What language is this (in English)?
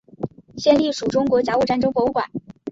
Chinese